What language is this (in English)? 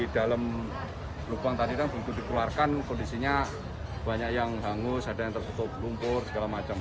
Indonesian